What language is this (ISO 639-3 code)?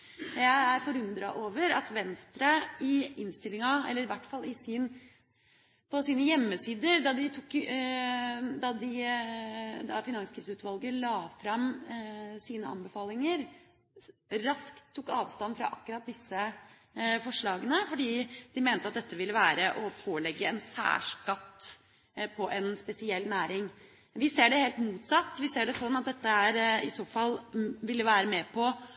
nob